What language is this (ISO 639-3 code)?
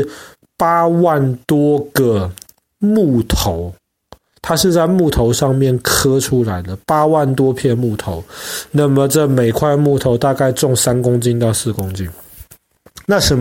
zho